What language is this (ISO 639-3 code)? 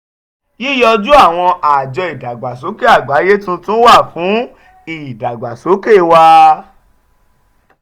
yor